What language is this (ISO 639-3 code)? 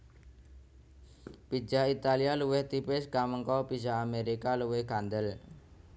jav